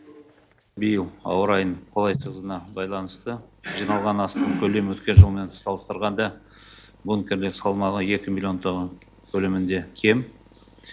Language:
Kazakh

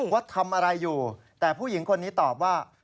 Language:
Thai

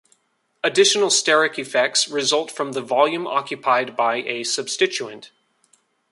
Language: English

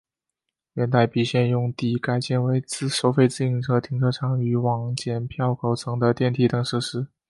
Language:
Chinese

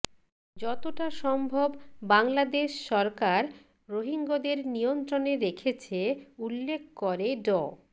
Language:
Bangla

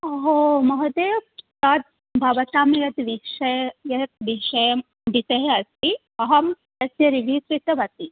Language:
Sanskrit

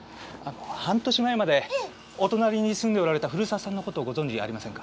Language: Japanese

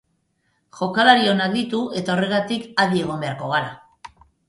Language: Basque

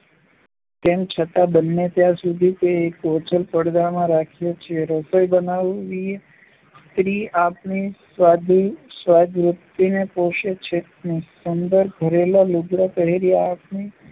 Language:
Gujarati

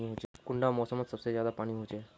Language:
Magahi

